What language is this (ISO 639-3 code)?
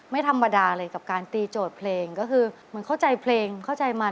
tha